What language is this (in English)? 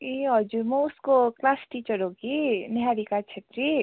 Nepali